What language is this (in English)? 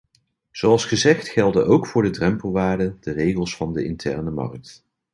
Dutch